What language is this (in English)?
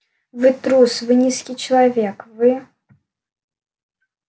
Russian